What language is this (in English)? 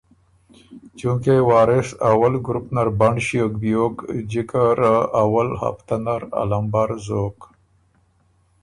Ormuri